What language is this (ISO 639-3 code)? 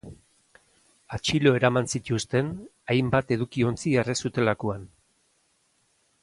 eus